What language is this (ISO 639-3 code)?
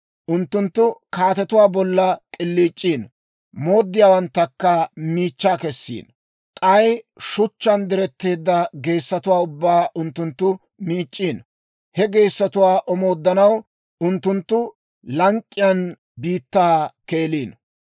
dwr